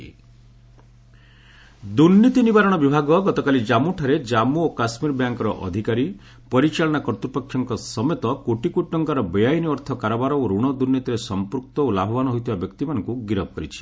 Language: Odia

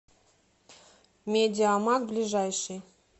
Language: Russian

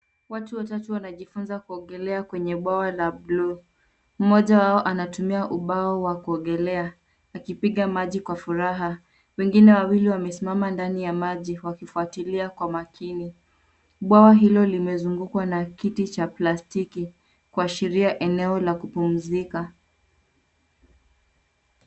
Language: Swahili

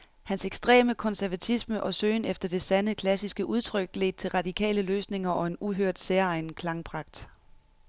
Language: Danish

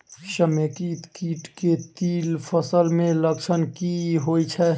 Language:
Maithili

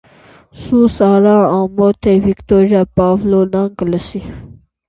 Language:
Armenian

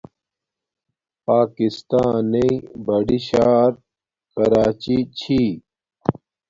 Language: Domaaki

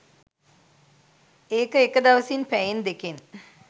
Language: Sinhala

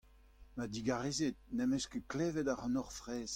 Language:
Breton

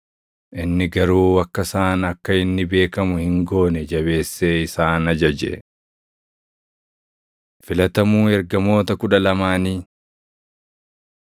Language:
Oromo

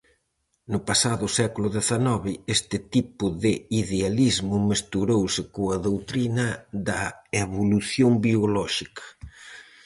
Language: Galician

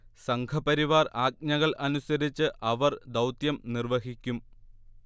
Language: Malayalam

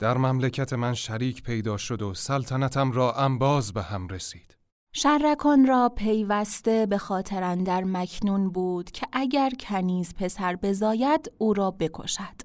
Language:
Persian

